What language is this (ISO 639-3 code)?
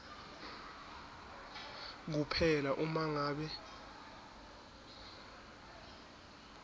ssw